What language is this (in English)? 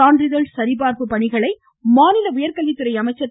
Tamil